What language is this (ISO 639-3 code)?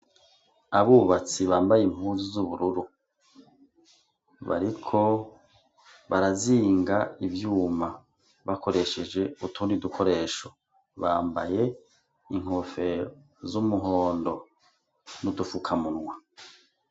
run